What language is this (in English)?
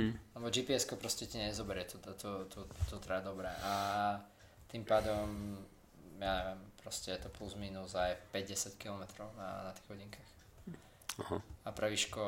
Slovak